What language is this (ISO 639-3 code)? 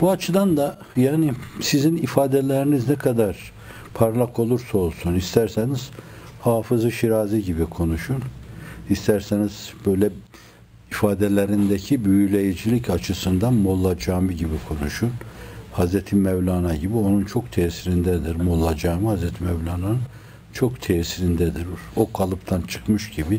tur